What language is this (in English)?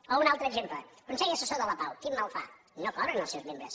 Catalan